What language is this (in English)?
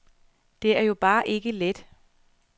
Danish